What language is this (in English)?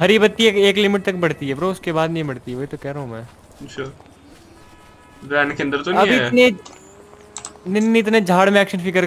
Hindi